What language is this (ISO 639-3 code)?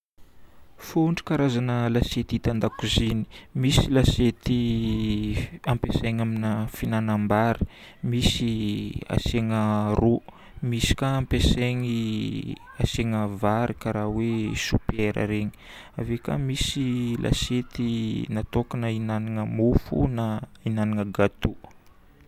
bmm